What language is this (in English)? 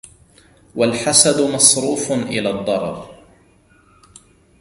Arabic